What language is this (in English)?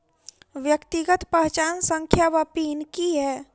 Maithili